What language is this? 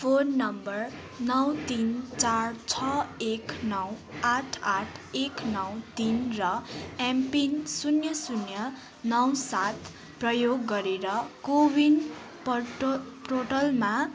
Nepali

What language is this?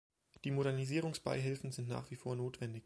German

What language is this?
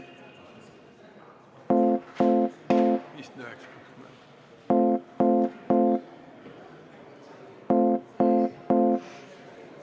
Estonian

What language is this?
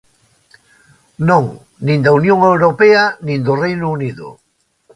Galician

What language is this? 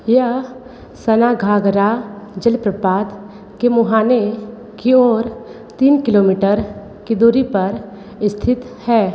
Hindi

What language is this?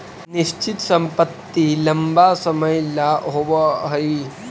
Magahi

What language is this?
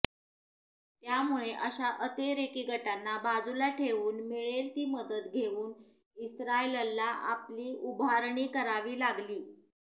Marathi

